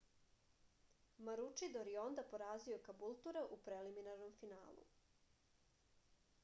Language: Serbian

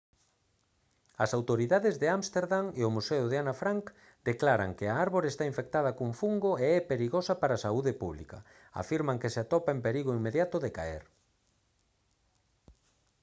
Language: Galician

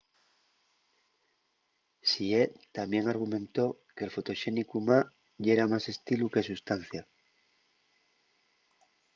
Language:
Asturian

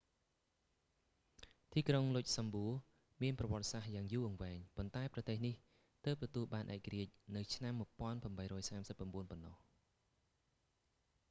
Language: Khmer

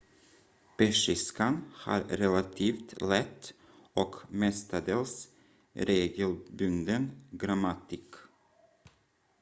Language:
Swedish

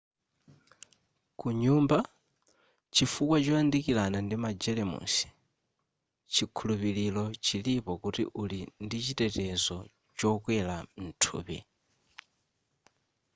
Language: Nyanja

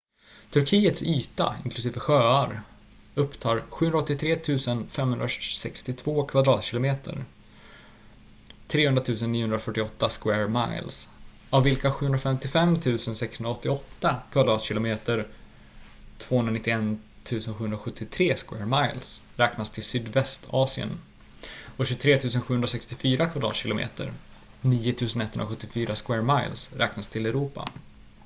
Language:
Swedish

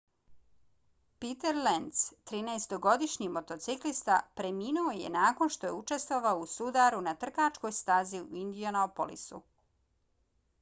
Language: Bosnian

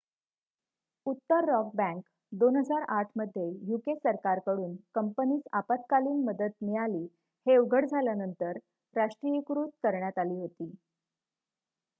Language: Marathi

